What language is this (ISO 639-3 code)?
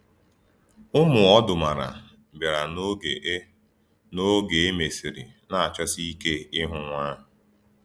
ibo